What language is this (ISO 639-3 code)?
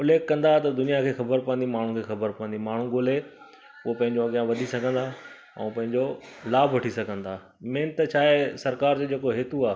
snd